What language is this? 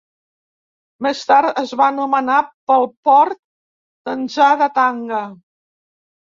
Catalan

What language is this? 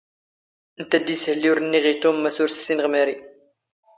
Standard Moroccan Tamazight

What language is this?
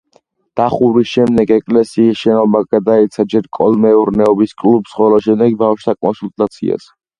Georgian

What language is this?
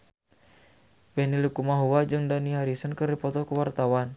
Sundanese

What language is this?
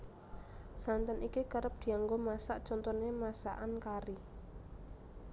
Javanese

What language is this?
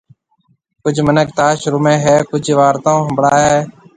Marwari (Pakistan)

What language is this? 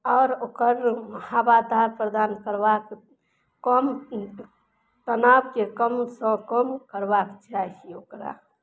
Maithili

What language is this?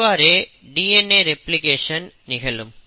Tamil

